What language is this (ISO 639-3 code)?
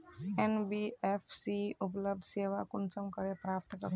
mag